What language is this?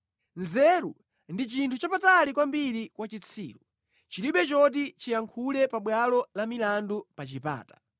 Nyanja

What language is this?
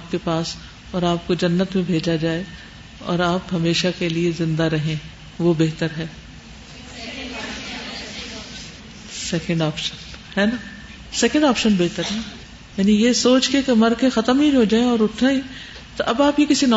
Urdu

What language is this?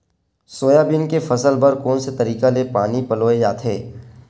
Chhattisgarhi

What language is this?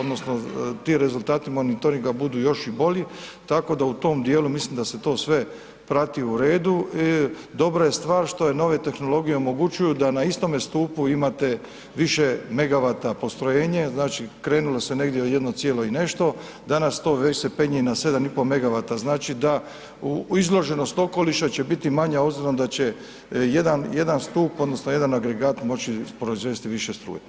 Croatian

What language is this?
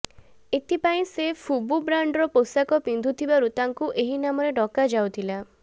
Odia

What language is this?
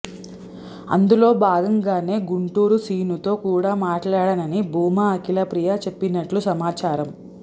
Telugu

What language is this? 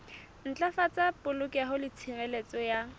Southern Sotho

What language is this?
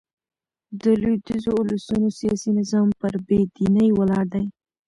Pashto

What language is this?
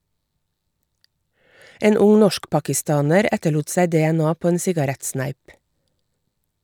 Norwegian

